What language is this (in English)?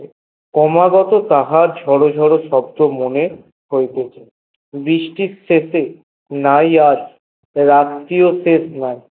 Bangla